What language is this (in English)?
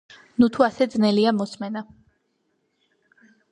Georgian